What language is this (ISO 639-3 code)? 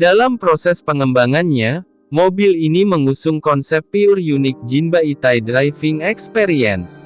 ind